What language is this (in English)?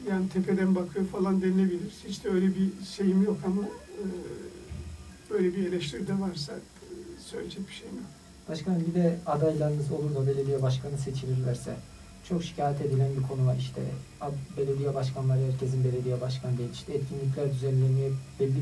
Turkish